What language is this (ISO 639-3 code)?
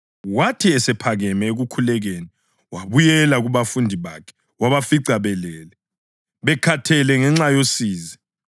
nde